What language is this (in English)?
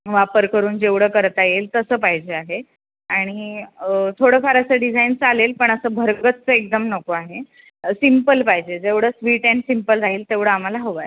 Marathi